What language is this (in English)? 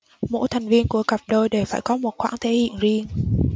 Vietnamese